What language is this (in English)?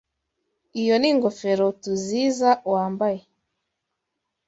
Kinyarwanda